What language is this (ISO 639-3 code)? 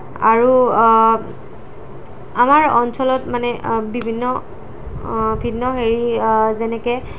asm